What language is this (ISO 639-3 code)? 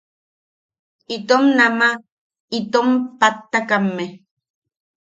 yaq